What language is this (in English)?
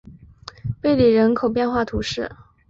Chinese